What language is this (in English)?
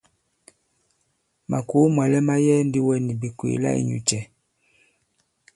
Bankon